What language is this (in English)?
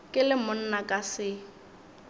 Northern Sotho